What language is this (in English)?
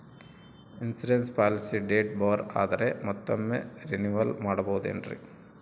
Kannada